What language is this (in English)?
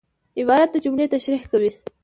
Pashto